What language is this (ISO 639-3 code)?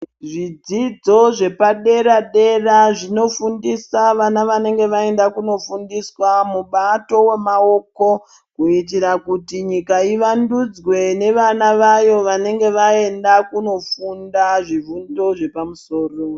ndc